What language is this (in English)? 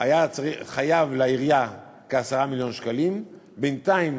Hebrew